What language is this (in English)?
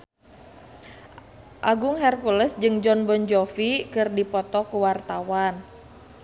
Sundanese